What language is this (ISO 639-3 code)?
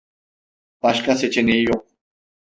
tur